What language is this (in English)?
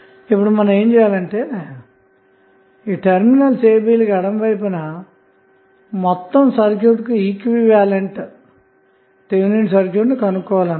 Telugu